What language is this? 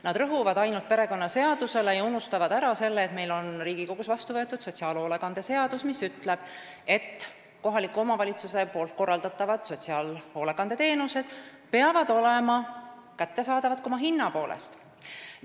Estonian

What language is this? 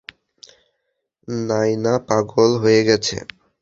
Bangla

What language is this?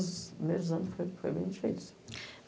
Portuguese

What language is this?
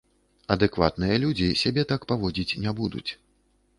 Belarusian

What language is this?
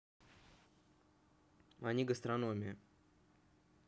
Russian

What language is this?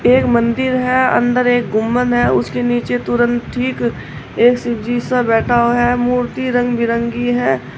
Hindi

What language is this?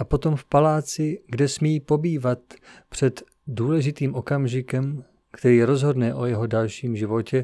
Czech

